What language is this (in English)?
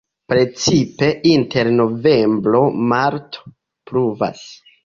Esperanto